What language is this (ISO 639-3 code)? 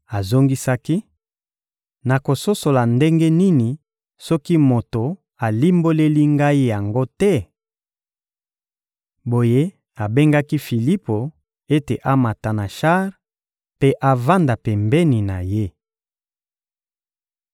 lin